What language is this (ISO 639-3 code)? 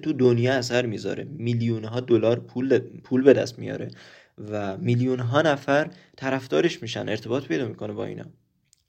fas